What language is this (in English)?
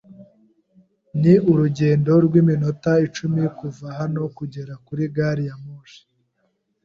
Kinyarwanda